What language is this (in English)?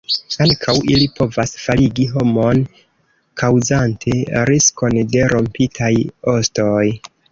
Esperanto